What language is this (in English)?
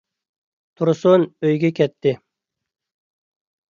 Uyghur